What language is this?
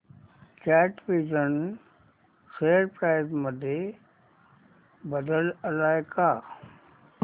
Marathi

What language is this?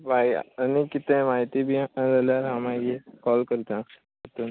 Konkani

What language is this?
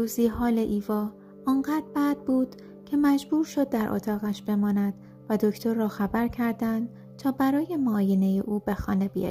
Persian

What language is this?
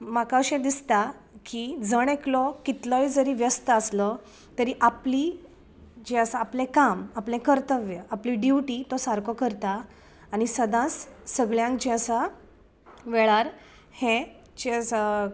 Konkani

